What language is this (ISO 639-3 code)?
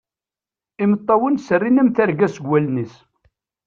kab